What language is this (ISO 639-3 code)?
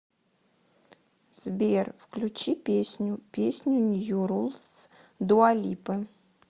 rus